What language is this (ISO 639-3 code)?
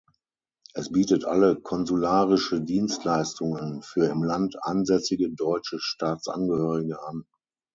deu